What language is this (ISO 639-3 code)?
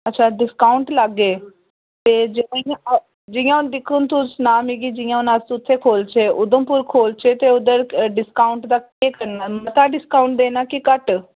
doi